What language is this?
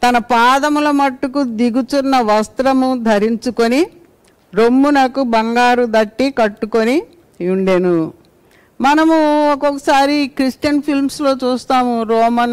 Telugu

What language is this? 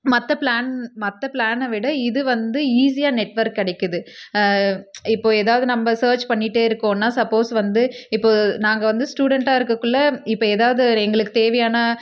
Tamil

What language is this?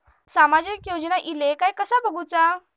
Marathi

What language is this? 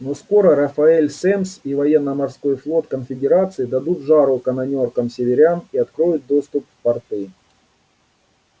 Russian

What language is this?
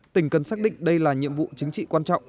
Vietnamese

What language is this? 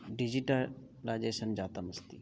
Sanskrit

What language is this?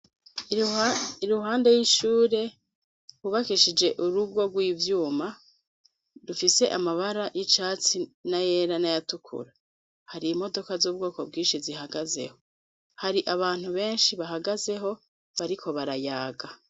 Rundi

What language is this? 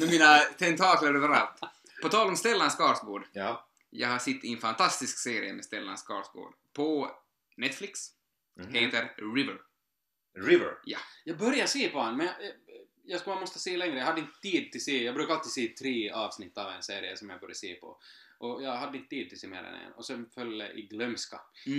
Swedish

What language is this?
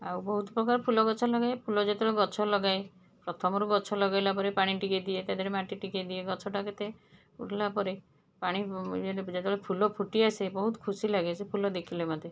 Odia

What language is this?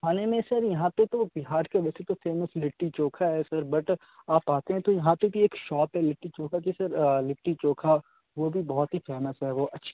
Urdu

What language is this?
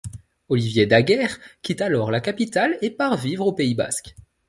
French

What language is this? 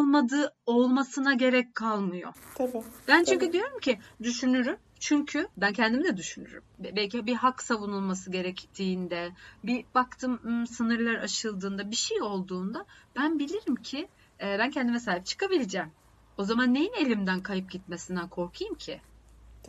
Turkish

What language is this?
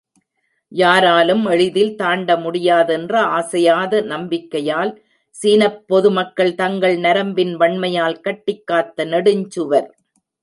Tamil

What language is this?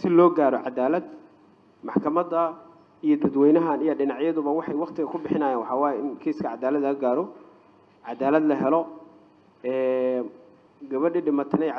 Arabic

